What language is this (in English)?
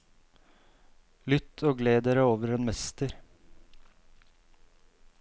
Norwegian